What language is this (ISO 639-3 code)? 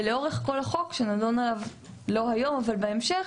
heb